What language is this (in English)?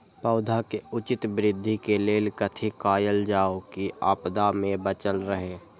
Maithili